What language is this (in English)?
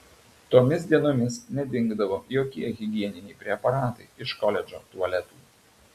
Lithuanian